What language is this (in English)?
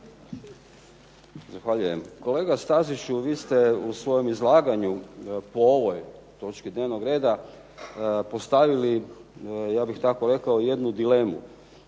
Croatian